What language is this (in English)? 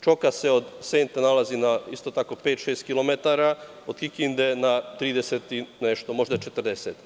Serbian